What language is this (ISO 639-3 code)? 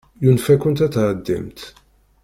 kab